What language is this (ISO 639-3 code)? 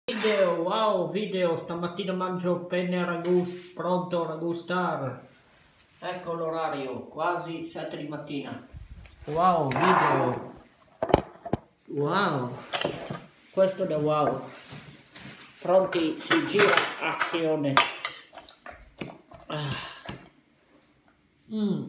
ita